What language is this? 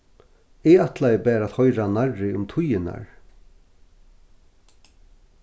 Faroese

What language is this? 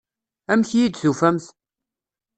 Kabyle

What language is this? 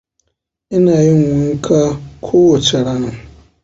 Hausa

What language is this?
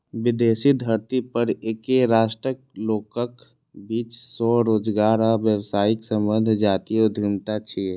Maithili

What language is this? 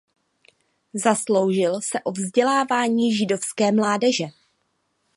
Czech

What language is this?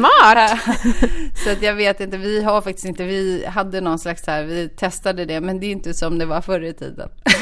Swedish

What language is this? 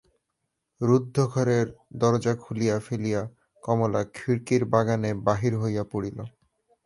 Bangla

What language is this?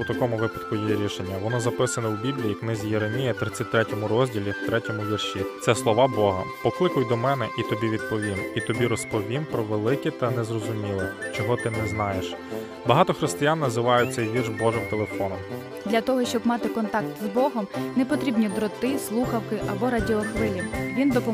Ukrainian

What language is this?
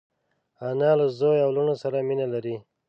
Pashto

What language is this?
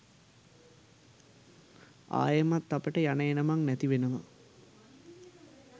Sinhala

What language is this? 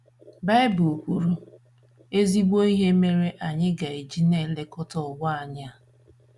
Igbo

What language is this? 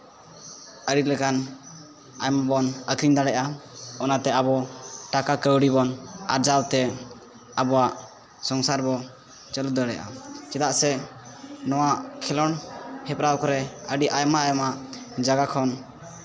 Santali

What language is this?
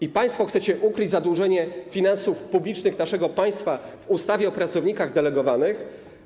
Polish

